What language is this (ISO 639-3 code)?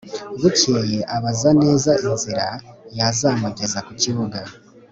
kin